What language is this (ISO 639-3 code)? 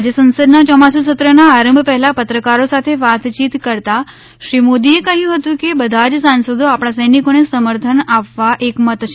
guj